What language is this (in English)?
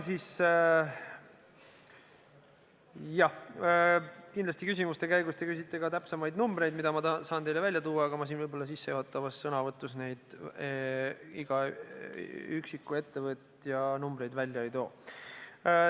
Estonian